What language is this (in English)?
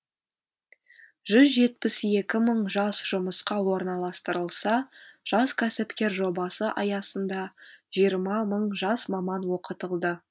Kazakh